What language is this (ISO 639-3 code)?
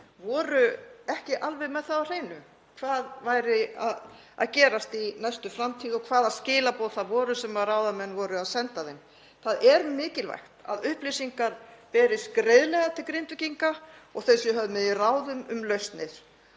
isl